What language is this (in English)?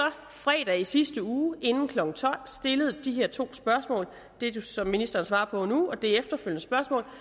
Danish